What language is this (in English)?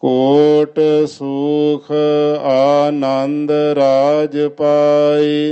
Punjabi